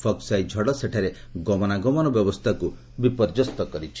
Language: Odia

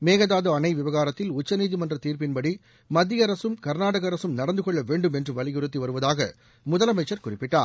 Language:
Tamil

